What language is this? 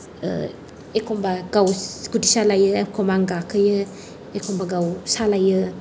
Bodo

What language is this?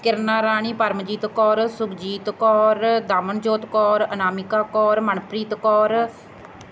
Punjabi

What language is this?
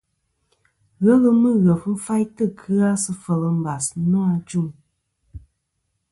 Kom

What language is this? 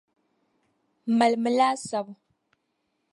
Dagbani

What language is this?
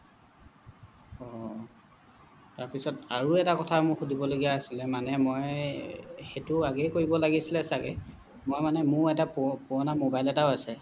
Assamese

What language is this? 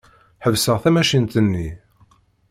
Kabyle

